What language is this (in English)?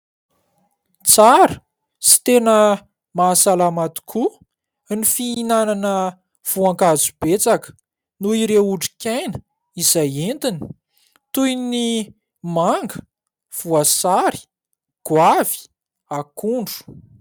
Malagasy